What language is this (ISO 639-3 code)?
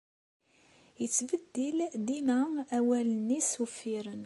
kab